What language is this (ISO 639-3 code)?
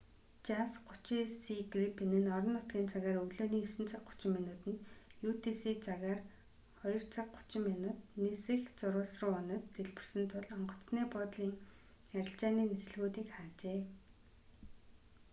mon